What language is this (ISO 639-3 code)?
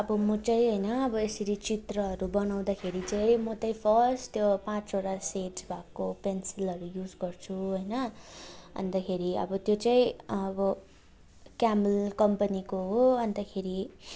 nep